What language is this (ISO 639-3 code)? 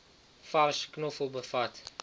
afr